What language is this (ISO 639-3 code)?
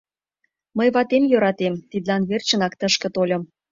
chm